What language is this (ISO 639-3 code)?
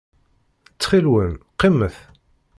kab